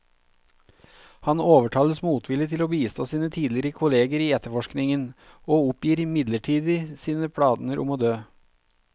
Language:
Norwegian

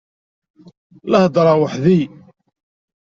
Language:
Kabyle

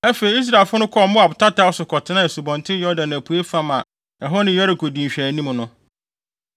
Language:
Akan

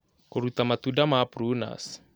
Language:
Kikuyu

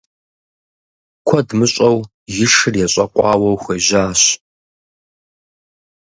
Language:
Kabardian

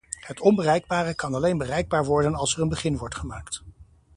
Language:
Dutch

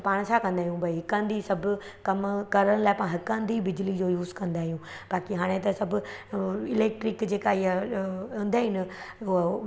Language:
Sindhi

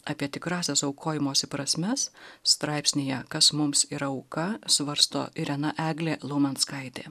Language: Lithuanian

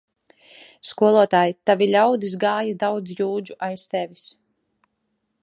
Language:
Latvian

